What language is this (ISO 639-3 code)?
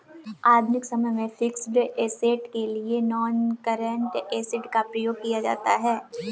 hin